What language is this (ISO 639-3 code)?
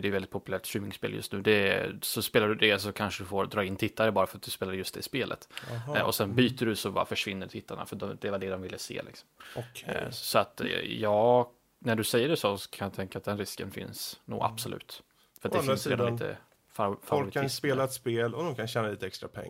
swe